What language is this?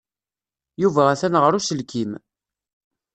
Kabyle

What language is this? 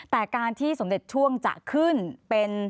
Thai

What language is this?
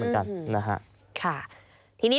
Thai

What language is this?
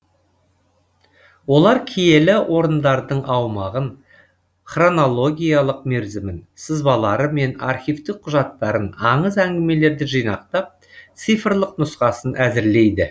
Kazakh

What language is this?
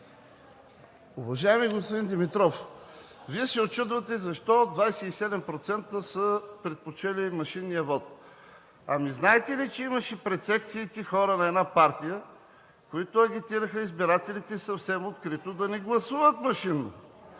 Bulgarian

